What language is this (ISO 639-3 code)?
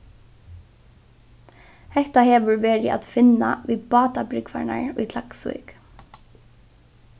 fao